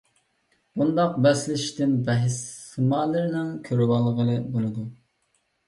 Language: Uyghur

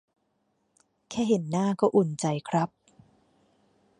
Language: Thai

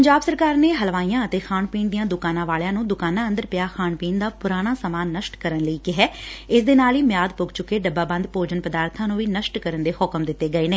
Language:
Punjabi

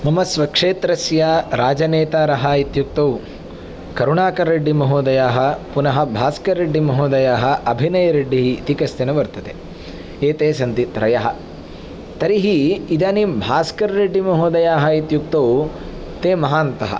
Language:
Sanskrit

